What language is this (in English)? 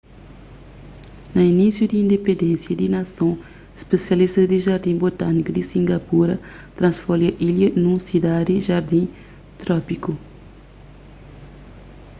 Kabuverdianu